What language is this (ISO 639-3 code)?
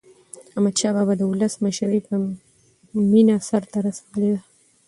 pus